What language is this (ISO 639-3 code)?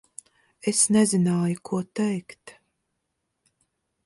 lav